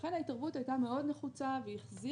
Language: Hebrew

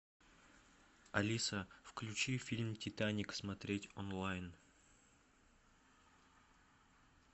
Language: Russian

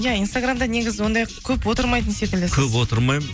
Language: Kazakh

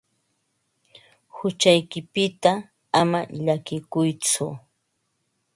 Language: Ambo-Pasco Quechua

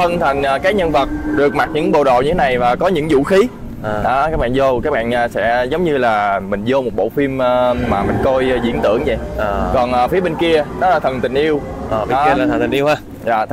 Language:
Vietnamese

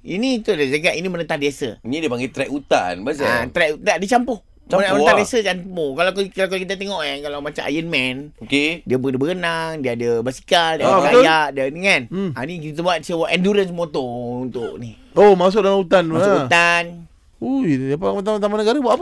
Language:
Malay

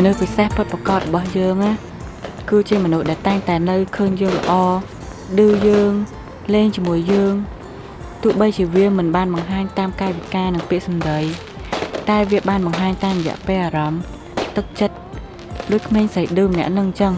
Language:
Vietnamese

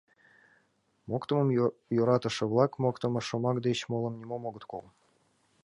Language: Mari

